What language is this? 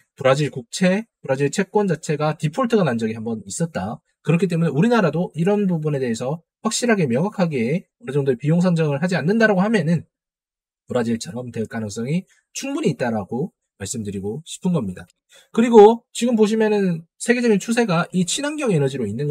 Korean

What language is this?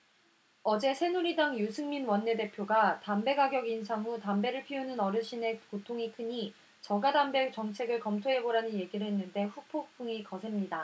Korean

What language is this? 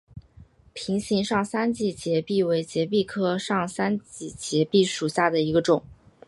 Chinese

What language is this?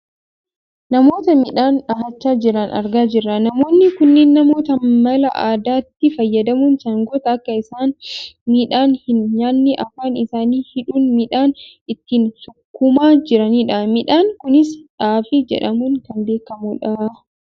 Oromo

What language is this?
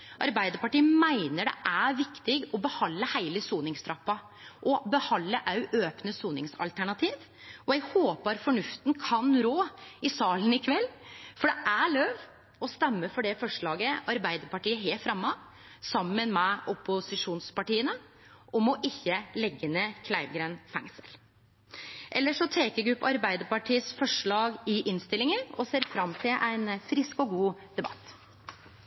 Norwegian Nynorsk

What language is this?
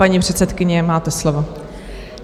Czech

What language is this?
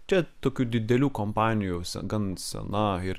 Lithuanian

